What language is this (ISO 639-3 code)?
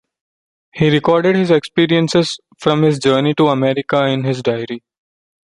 eng